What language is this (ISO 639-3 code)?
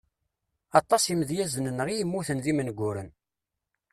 kab